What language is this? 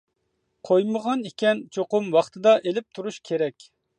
Uyghur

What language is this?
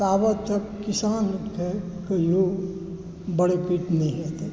Maithili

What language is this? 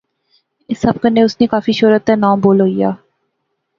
Pahari-Potwari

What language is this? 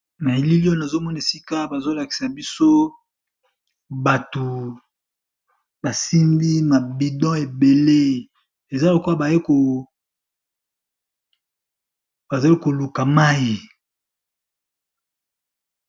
Lingala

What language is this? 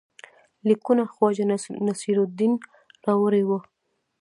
Pashto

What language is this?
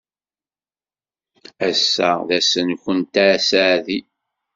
Kabyle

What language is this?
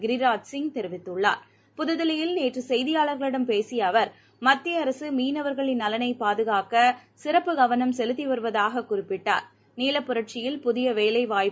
Tamil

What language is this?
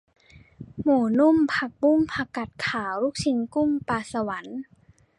Thai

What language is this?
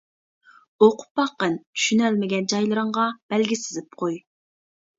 Uyghur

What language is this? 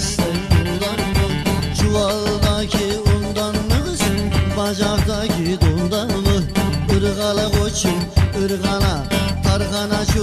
Turkish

